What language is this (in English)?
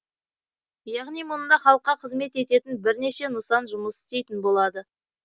Kazakh